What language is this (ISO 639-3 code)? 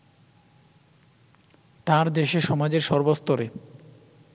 ben